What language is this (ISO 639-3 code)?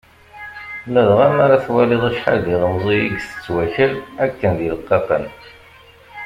kab